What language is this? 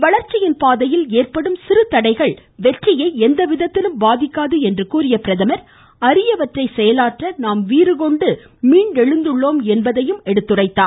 Tamil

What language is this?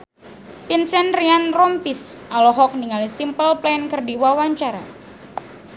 Sundanese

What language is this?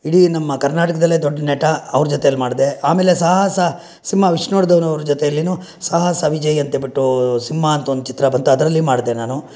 Kannada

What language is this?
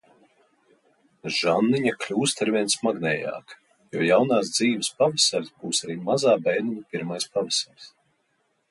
Latvian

